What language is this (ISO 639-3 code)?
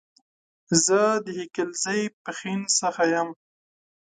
pus